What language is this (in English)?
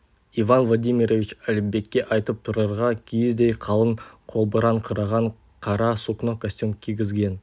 Kazakh